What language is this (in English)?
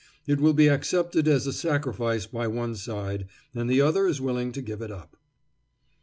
English